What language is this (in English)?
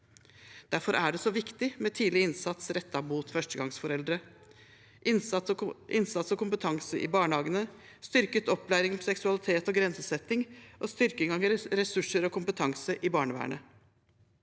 Norwegian